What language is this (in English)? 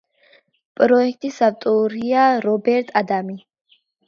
Georgian